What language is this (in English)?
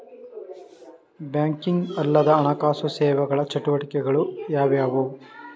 Kannada